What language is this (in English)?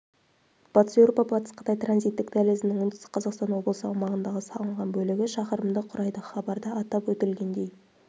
Kazakh